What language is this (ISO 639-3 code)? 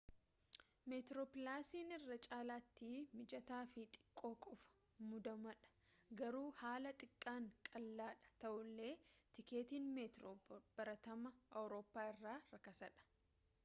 orm